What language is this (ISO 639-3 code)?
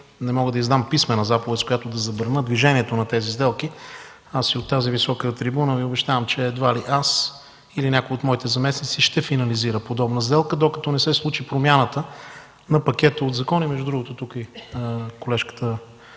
bul